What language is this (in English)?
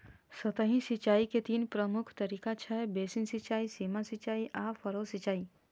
Maithili